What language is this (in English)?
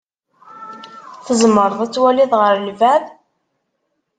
Kabyle